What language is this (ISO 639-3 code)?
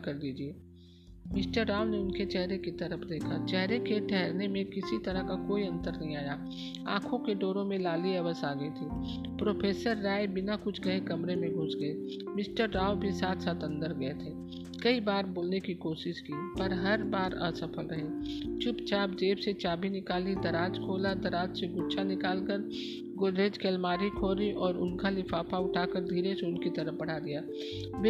hin